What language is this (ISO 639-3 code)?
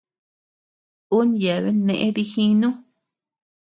cux